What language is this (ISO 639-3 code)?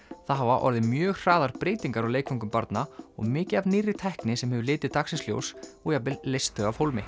isl